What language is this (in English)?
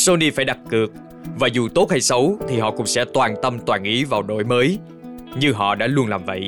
Vietnamese